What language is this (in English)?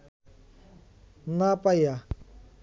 Bangla